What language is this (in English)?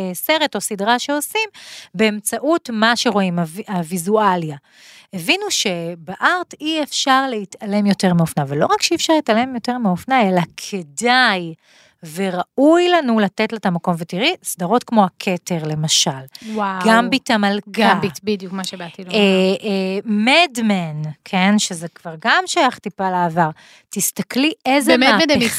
Hebrew